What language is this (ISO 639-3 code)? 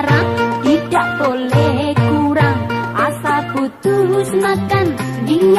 ind